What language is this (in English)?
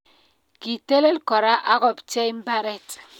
Kalenjin